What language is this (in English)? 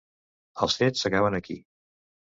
Catalan